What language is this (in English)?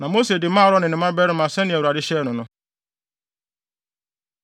Akan